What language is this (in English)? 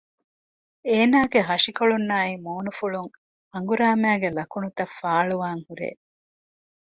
Divehi